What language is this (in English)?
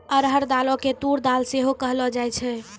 Maithili